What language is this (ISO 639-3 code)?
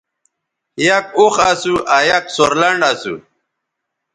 btv